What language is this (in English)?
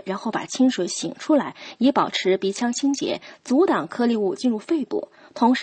Chinese